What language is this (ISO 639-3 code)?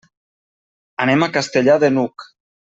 cat